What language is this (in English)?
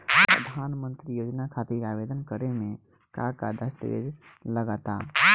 Bhojpuri